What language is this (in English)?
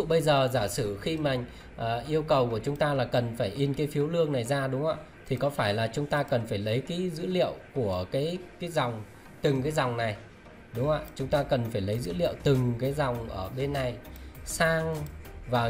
Vietnamese